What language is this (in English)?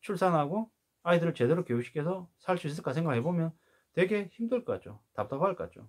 Korean